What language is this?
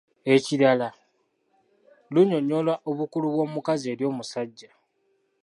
Ganda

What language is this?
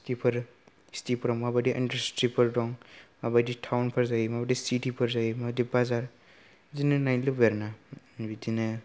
Bodo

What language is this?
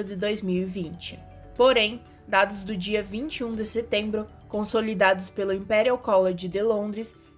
Portuguese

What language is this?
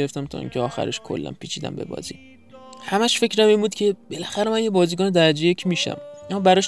Persian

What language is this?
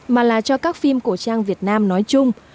Vietnamese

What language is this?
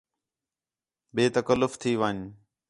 Khetrani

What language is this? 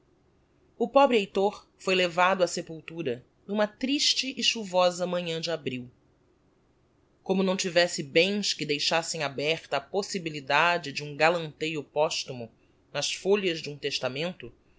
Portuguese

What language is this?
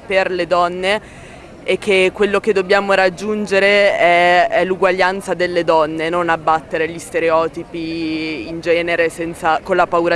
Italian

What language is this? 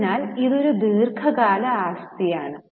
Malayalam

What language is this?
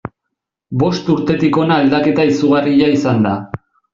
Basque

